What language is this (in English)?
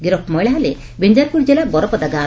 Odia